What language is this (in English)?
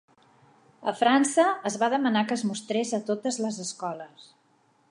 Catalan